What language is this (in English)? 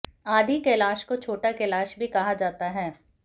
Hindi